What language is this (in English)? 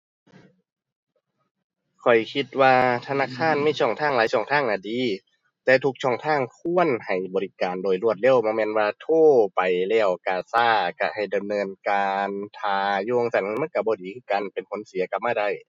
Thai